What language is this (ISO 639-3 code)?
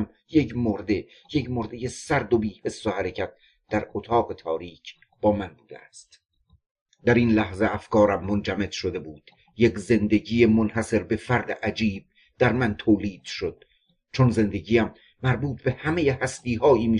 fas